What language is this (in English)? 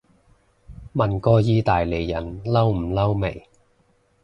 Cantonese